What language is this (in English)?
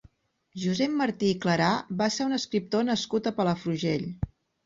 Catalan